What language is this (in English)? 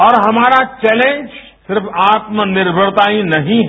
Hindi